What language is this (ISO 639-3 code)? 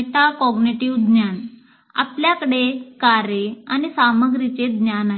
mar